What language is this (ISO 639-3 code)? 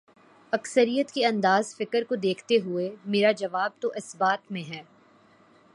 urd